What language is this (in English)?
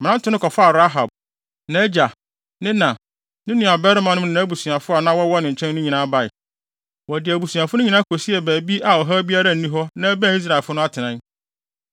Akan